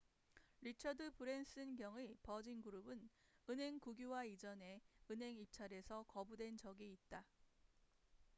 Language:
Korean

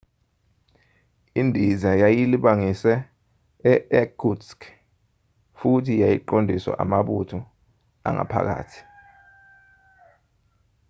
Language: Zulu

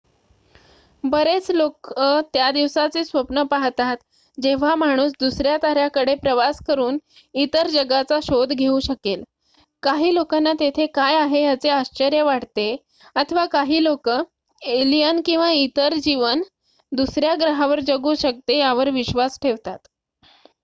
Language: Marathi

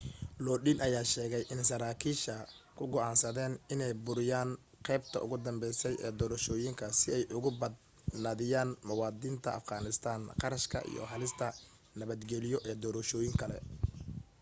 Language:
Somali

